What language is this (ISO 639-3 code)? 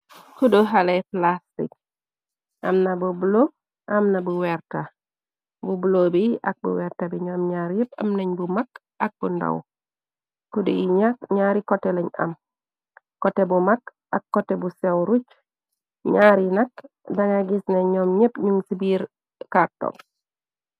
wol